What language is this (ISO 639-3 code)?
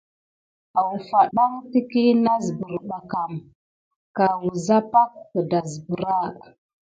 gid